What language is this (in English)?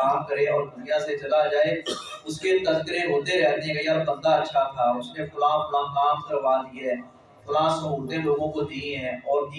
Urdu